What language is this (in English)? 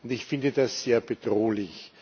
German